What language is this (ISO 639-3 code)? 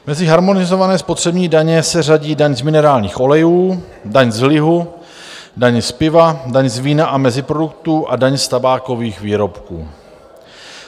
ces